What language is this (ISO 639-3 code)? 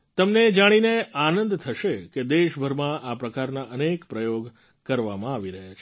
guj